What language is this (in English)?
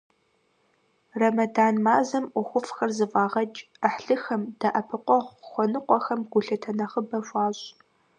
Kabardian